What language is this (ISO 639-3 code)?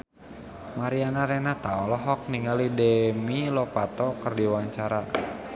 sun